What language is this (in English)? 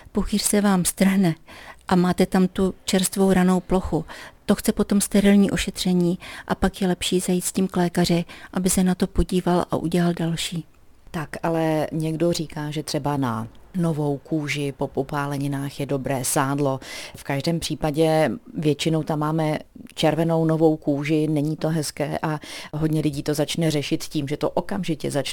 Czech